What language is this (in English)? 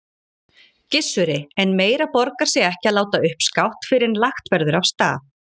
Icelandic